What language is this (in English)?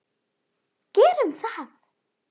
Icelandic